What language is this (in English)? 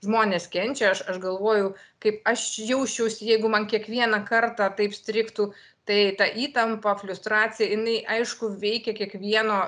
Lithuanian